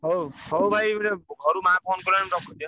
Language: Odia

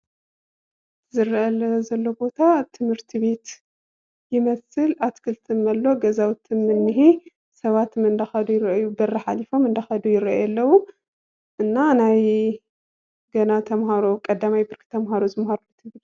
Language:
Tigrinya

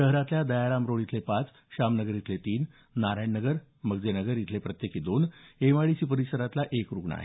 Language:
Marathi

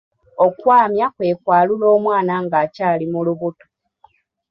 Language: Ganda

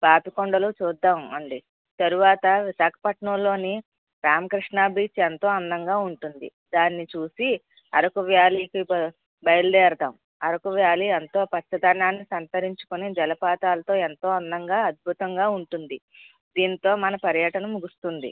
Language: Telugu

